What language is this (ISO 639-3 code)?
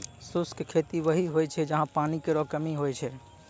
mai